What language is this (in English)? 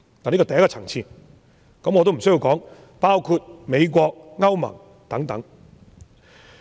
Cantonese